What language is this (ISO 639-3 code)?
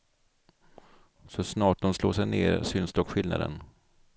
swe